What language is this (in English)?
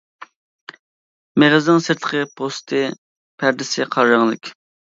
Uyghur